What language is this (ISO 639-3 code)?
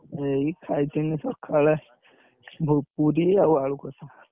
ori